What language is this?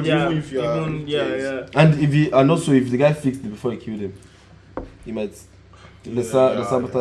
Turkish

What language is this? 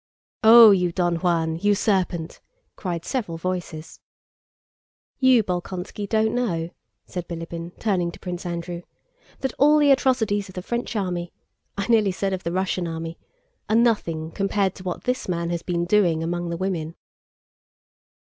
English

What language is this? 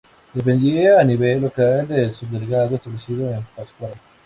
Spanish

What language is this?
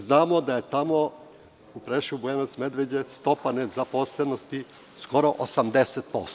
Serbian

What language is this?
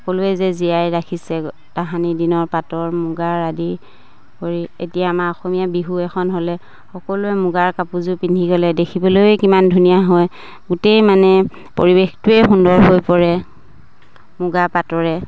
Assamese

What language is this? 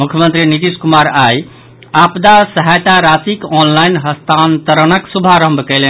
Maithili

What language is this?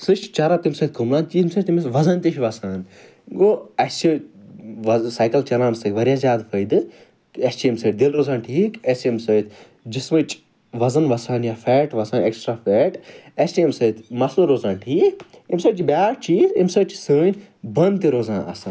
Kashmiri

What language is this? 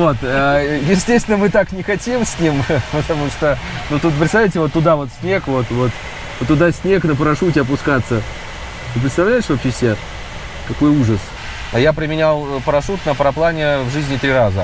Russian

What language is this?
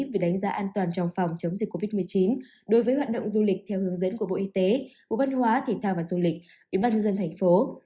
Vietnamese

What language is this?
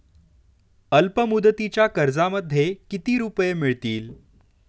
Marathi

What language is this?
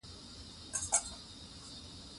Pashto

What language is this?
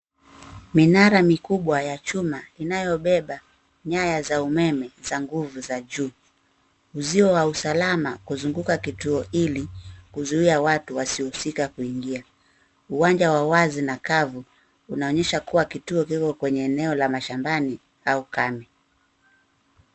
Swahili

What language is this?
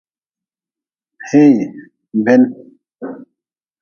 Nawdm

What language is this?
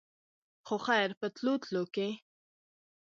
Pashto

